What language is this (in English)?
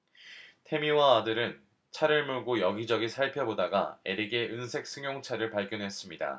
Korean